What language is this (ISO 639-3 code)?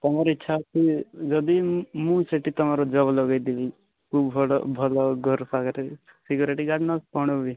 ori